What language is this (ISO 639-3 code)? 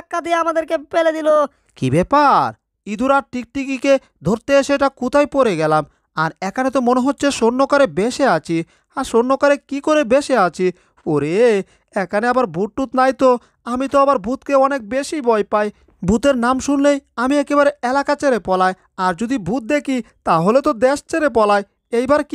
tur